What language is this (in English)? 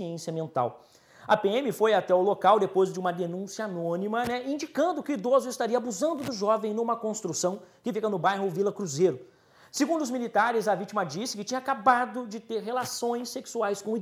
Portuguese